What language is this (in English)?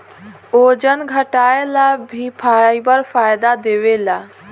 Bhojpuri